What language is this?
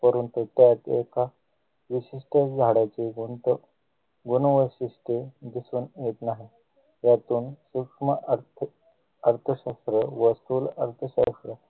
Marathi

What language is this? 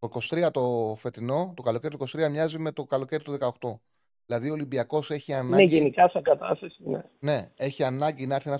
Greek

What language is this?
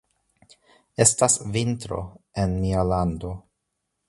Esperanto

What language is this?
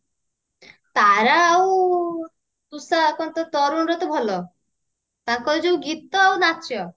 Odia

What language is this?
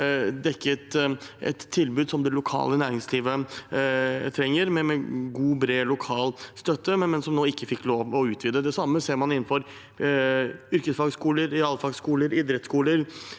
Norwegian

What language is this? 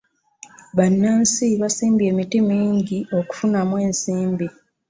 Ganda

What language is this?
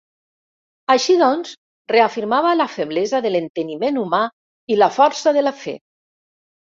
Catalan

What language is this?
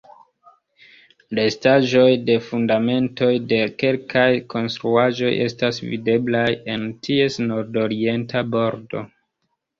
Esperanto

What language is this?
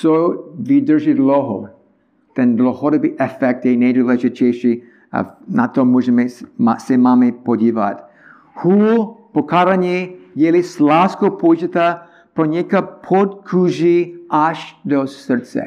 Czech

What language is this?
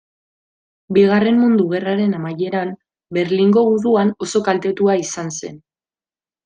Basque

